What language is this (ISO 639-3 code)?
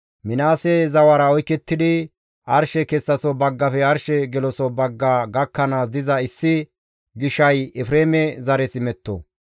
gmv